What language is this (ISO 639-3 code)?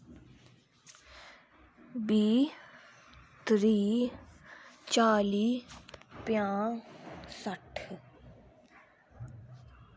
doi